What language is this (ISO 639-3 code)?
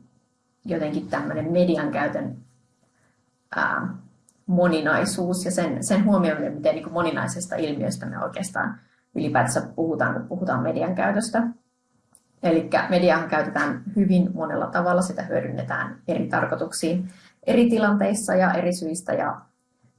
fin